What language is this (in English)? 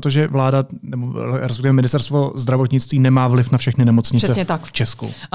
Czech